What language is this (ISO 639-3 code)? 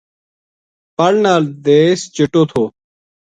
gju